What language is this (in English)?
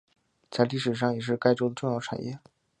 Chinese